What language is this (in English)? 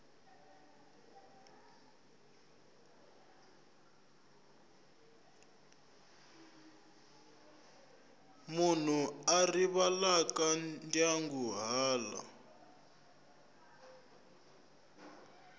Tsonga